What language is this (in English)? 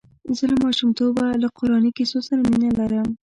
Pashto